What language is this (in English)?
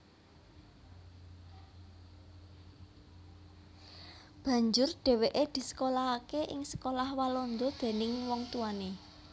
Javanese